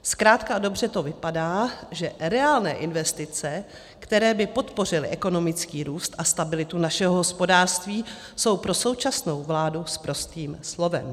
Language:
Czech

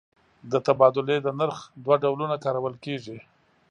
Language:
Pashto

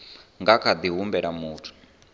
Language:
Venda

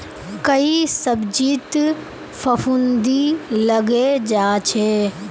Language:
Magahi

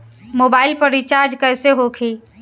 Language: Bhojpuri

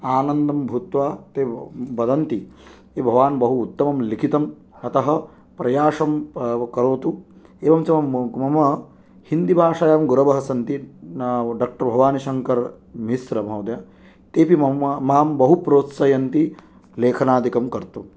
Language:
Sanskrit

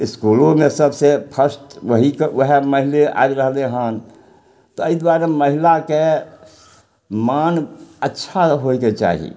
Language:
Maithili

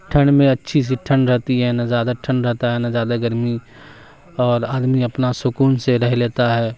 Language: Urdu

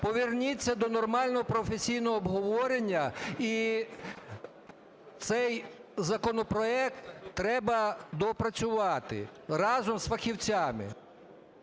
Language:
Ukrainian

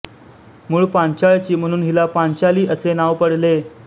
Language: Marathi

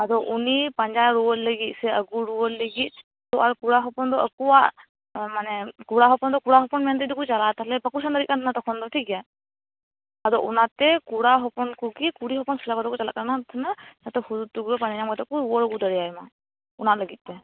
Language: Santali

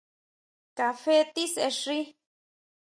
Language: Huautla Mazatec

